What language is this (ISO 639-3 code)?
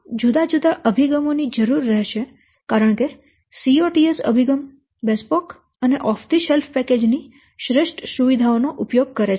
guj